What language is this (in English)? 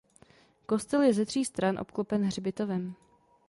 Czech